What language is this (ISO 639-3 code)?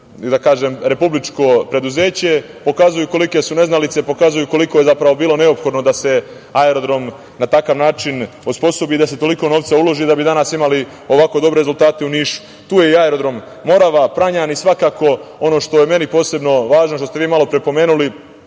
srp